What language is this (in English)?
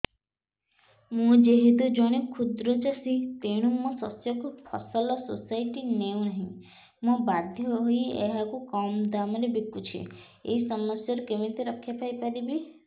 Odia